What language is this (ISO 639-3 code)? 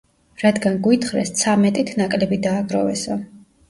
kat